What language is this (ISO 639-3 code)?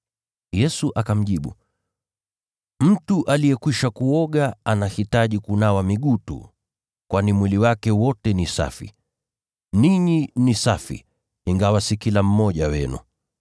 swa